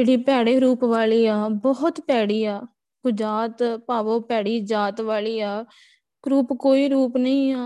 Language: Punjabi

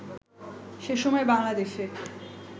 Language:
Bangla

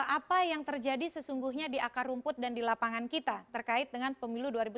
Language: Indonesian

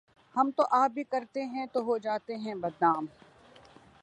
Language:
Urdu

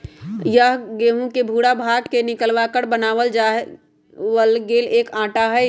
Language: Magahi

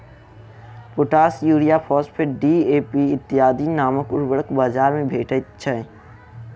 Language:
Maithili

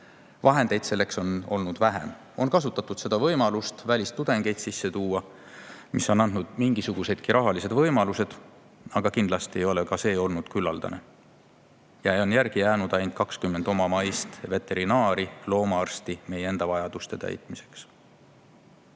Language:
Estonian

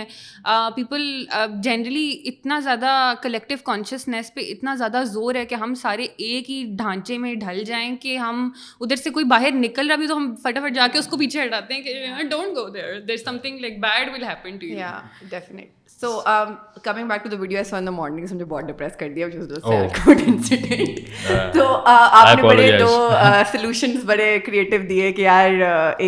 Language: Urdu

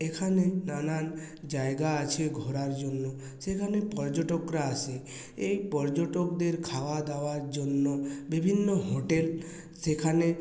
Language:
Bangla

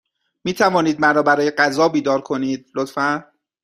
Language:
Persian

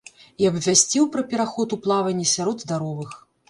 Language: Belarusian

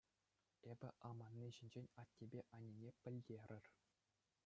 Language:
Chuvash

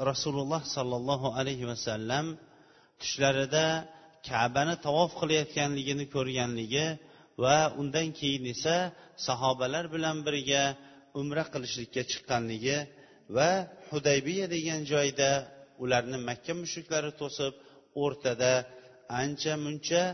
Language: Bulgarian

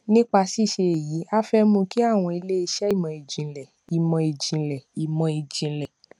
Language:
Yoruba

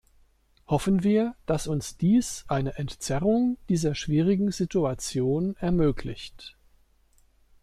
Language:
German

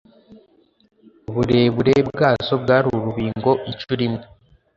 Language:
Kinyarwanda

